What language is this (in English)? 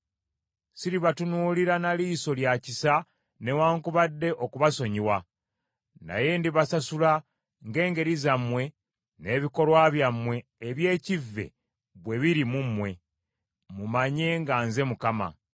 Ganda